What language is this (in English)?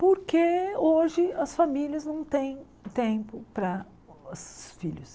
Portuguese